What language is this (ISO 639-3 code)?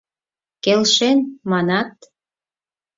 chm